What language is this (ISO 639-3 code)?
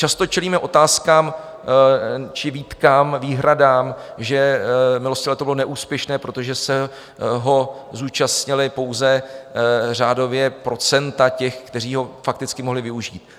ces